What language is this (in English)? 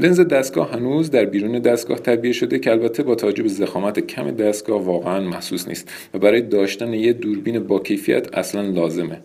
Persian